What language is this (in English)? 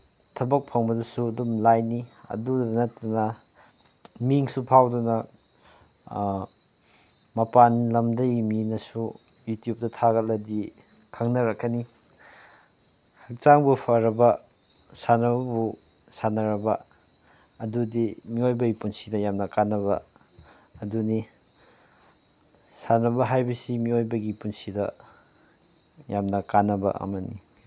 Manipuri